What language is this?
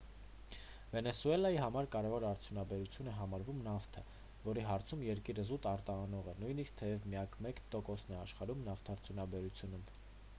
Armenian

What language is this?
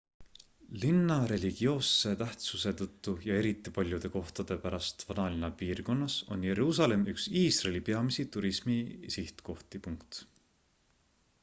Estonian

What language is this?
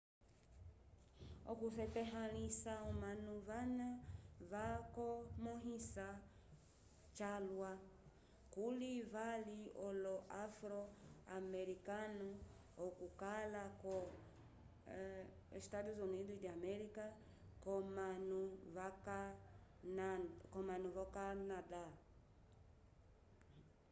Umbundu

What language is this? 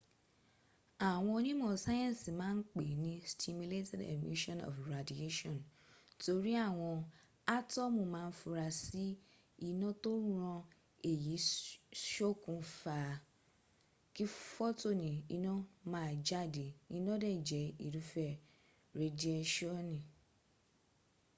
Yoruba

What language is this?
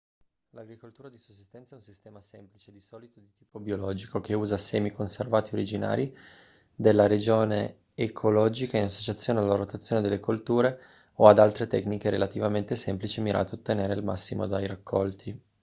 Italian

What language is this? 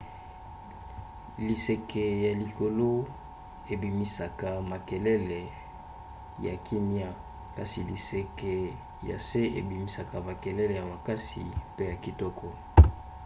Lingala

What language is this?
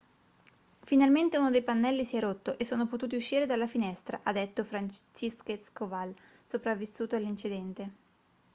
Italian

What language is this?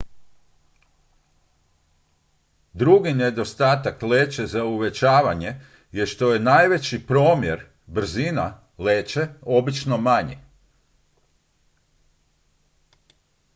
Croatian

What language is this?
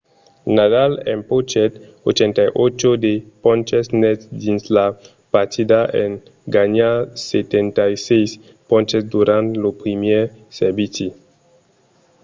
Occitan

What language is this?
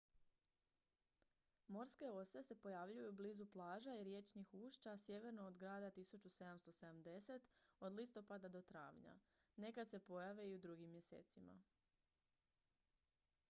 Croatian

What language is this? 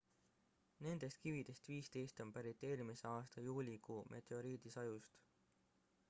Estonian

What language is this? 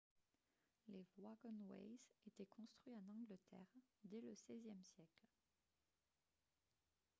French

